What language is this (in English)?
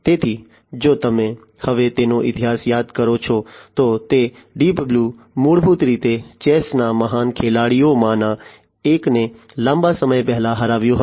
Gujarati